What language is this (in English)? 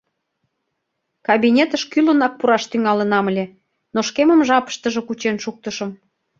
Mari